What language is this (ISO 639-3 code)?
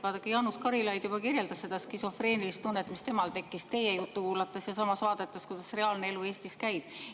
est